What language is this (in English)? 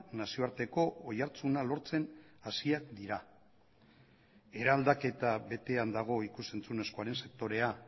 Basque